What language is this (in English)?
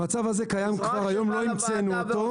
Hebrew